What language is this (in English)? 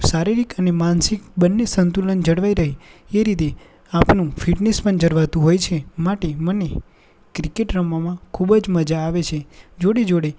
Gujarati